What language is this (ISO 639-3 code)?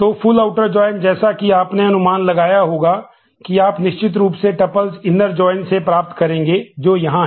hin